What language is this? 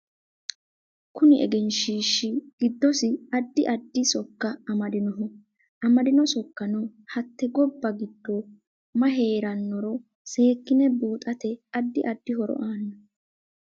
Sidamo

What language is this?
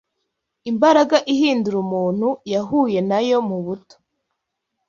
Kinyarwanda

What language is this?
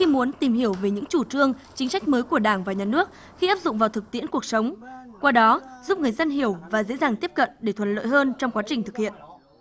Vietnamese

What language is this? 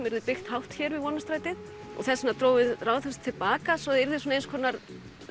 Icelandic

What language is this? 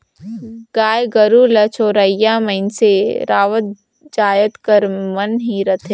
Chhattisgarhi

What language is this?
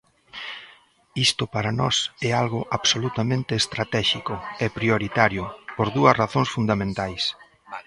Galician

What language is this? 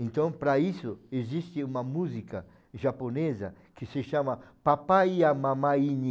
Portuguese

